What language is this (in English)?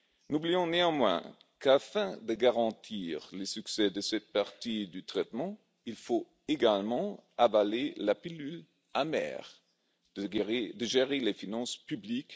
French